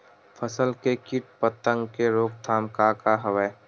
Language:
Chhattisgarhi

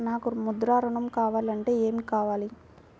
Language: Telugu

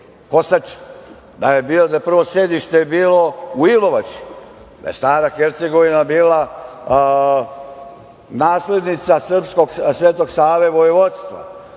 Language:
Serbian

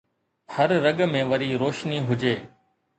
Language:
Sindhi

